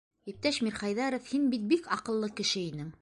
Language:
Bashkir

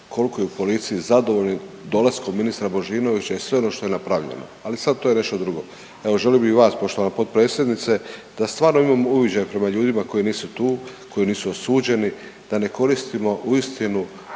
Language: Croatian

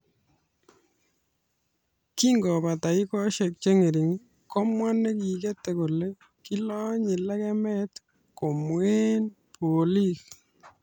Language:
Kalenjin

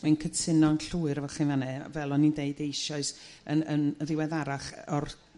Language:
Welsh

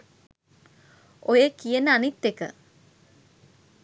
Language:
Sinhala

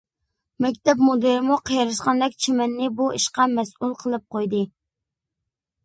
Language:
Uyghur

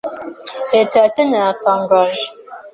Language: Kinyarwanda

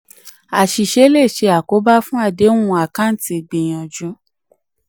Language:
Yoruba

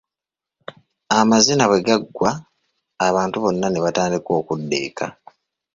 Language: Ganda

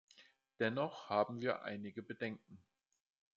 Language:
German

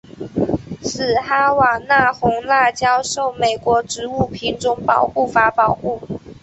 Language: Chinese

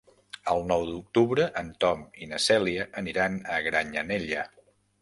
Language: Catalan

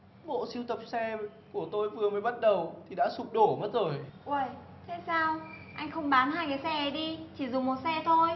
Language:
Vietnamese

